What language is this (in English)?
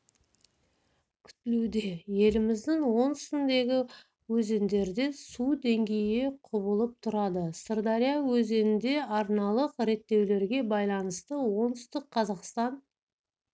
Kazakh